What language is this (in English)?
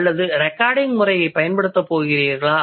Tamil